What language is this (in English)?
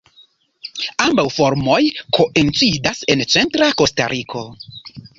Esperanto